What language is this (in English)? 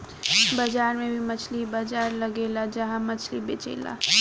Bhojpuri